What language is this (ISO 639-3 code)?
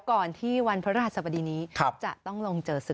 tha